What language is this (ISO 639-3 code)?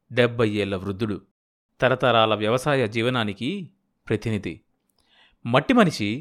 tel